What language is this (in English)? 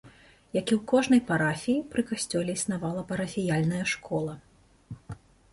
Belarusian